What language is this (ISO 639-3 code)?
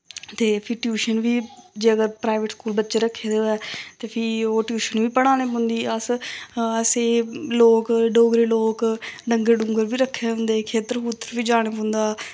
doi